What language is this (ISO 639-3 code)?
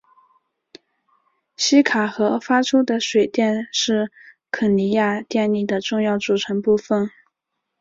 zho